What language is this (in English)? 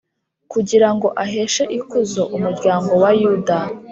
Kinyarwanda